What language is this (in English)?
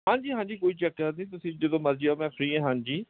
Punjabi